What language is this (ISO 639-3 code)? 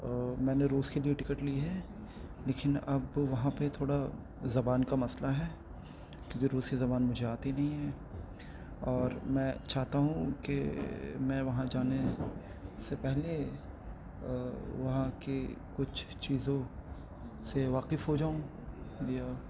urd